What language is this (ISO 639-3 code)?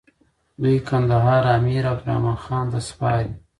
pus